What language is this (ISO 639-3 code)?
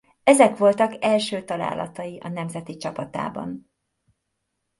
hun